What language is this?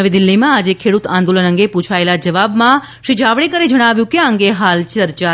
Gujarati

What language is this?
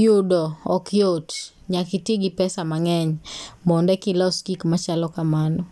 Luo (Kenya and Tanzania)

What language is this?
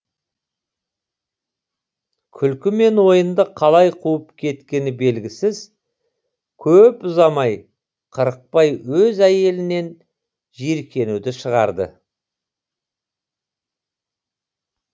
Kazakh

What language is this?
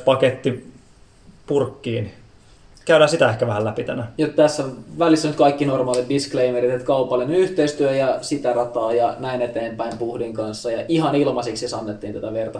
Finnish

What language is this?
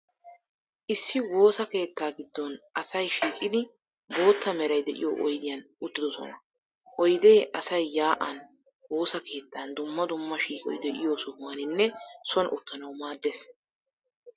Wolaytta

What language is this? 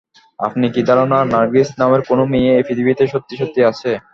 Bangla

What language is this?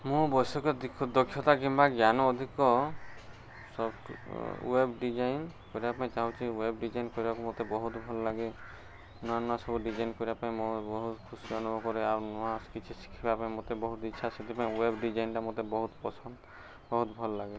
Odia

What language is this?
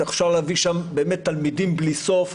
Hebrew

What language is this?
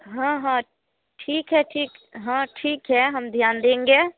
Hindi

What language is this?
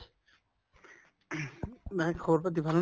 Assamese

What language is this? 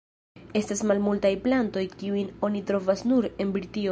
Esperanto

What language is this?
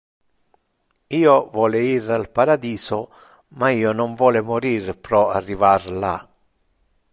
Interlingua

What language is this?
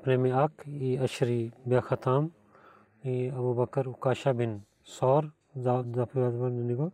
Bulgarian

